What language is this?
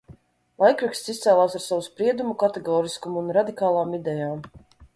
Latvian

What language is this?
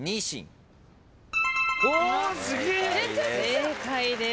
Japanese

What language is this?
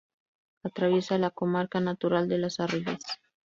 Spanish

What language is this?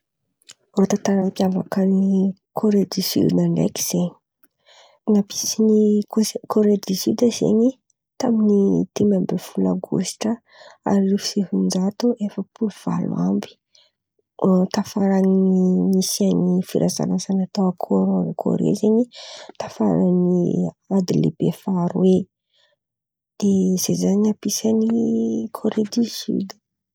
Antankarana Malagasy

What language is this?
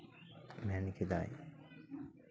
Santali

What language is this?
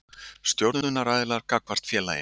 Icelandic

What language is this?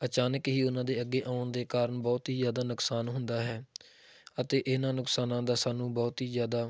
Punjabi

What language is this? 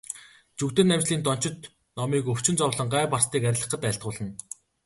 Mongolian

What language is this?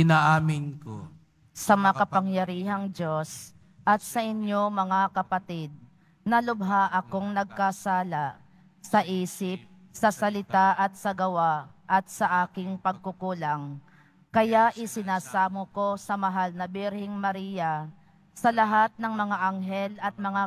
Filipino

